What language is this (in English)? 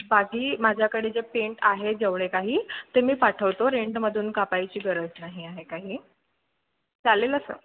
Marathi